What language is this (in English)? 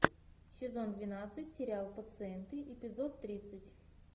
Russian